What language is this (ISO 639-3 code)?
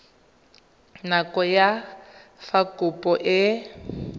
tsn